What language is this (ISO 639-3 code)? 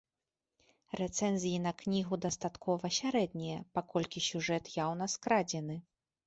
bel